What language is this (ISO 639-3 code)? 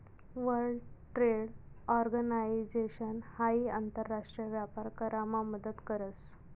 mar